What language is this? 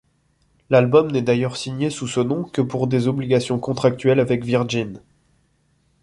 French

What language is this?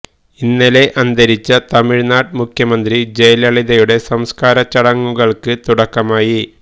Malayalam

